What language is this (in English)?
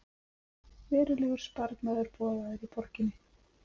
Icelandic